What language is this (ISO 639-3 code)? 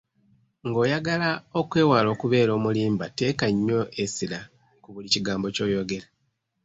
lug